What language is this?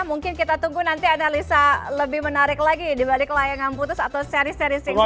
Indonesian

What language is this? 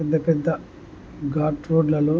Telugu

